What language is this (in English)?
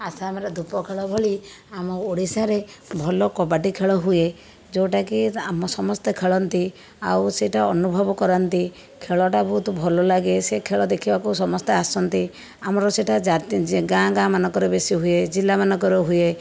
Odia